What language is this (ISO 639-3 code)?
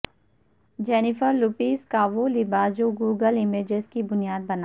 urd